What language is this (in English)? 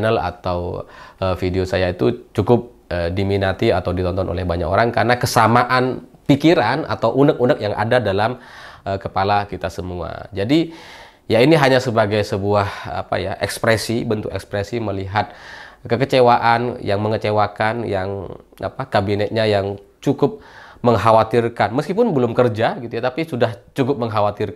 Indonesian